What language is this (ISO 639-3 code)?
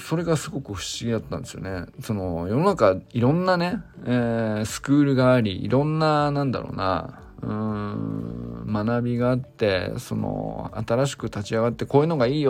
jpn